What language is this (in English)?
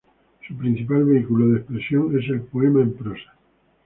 Spanish